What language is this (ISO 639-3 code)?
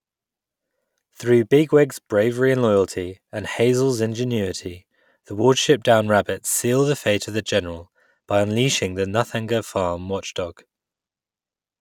eng